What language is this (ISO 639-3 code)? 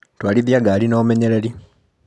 kik